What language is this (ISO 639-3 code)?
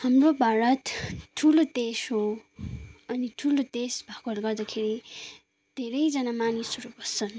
nep